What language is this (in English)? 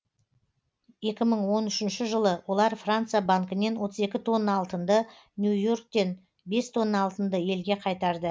Kazakh